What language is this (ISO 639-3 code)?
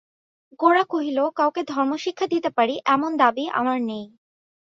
ben